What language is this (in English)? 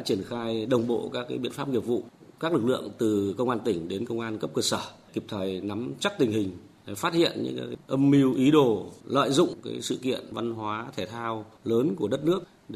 Vietnamese